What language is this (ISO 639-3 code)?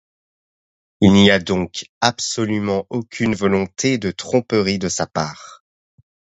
fra